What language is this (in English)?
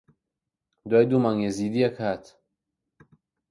Central Kurdish